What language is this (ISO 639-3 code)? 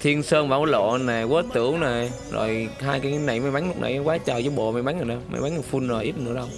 vie